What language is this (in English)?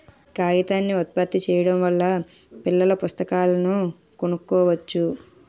Telugu